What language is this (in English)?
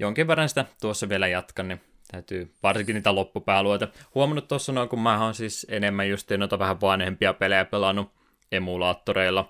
Finnish